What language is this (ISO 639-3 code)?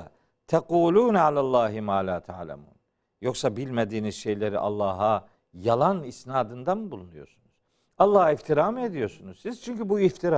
tur